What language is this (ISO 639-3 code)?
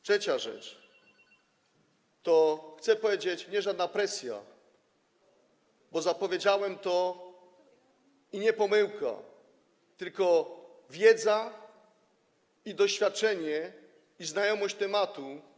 pol